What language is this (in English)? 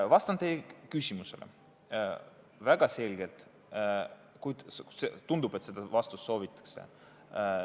Estonian